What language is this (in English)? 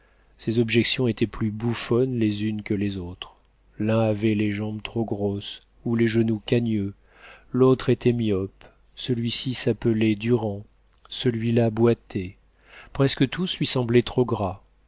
French